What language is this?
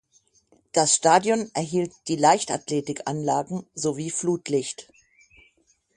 German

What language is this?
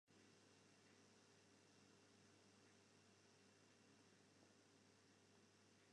Western Frisian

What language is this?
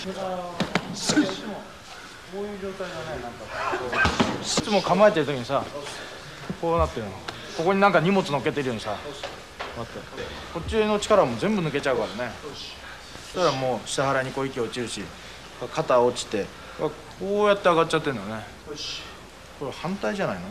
Japanese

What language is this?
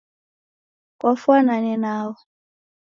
Taita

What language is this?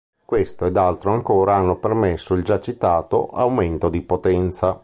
Italian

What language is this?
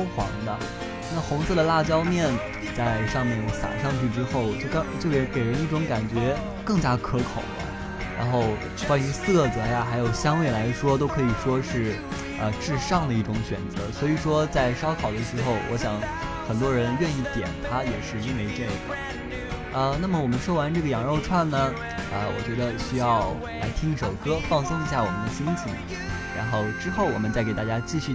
Chinese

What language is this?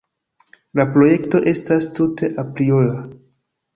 Esperanto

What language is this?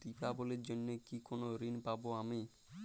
Bangla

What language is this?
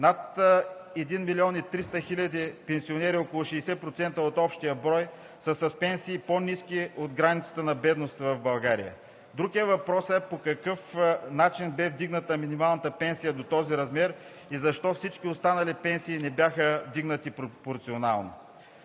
Bulgarian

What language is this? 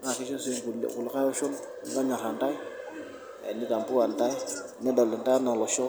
Masai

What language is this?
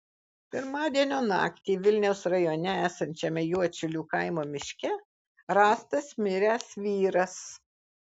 Lithuanian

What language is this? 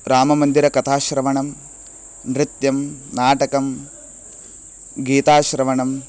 Sanskrit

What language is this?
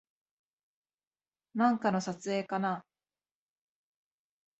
Japanese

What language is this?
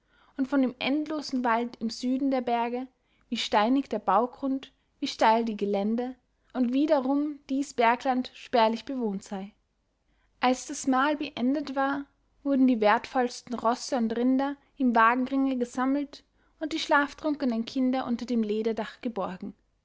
German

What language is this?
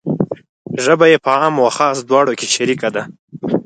Pashto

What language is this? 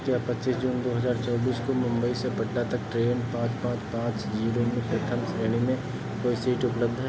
Hindi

